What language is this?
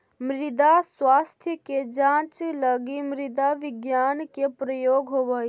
Magahi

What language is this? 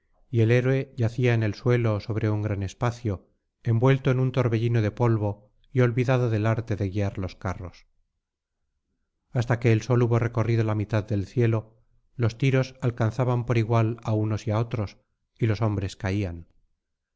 Spanish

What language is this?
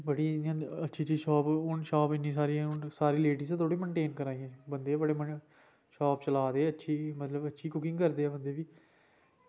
Dogri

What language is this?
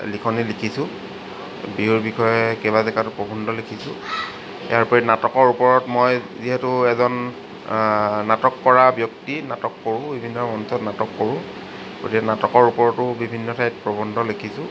Assamese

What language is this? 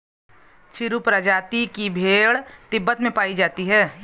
Hindi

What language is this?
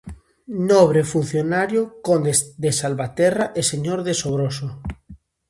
Galician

